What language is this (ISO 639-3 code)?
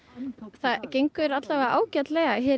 isl